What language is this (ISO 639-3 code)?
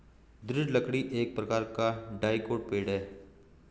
hin